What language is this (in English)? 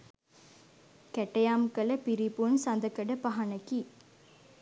Sinhala